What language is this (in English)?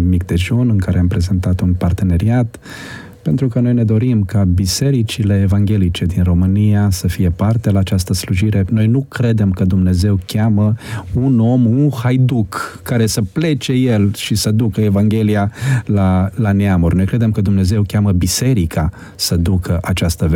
Romanian